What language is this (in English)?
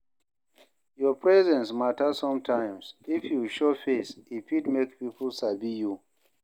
Nigerian Pidgin